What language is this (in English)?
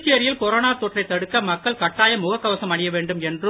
Tamil